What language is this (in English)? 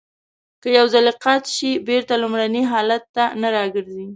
Pashto